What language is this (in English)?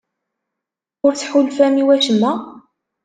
Kabyle